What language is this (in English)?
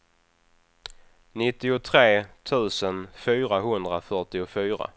Swedish